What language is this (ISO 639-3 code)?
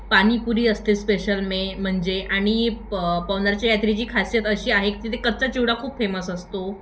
mar